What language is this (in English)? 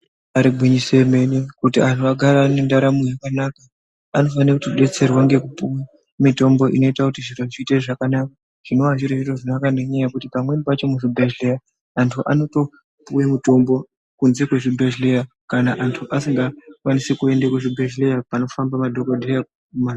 Ndau